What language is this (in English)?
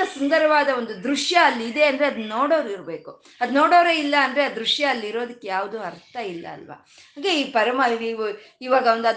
Kannada